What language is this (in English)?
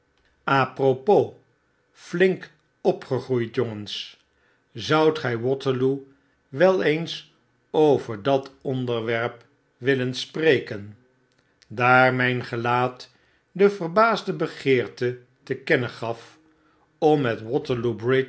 Dutch